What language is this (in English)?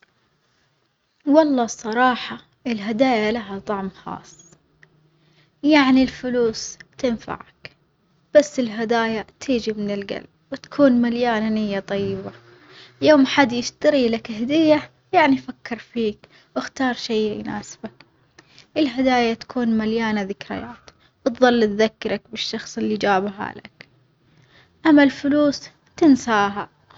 Omani Arabic